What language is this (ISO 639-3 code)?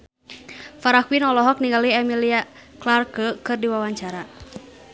sun